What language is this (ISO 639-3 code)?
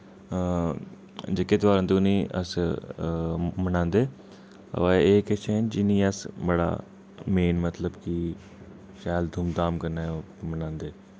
doi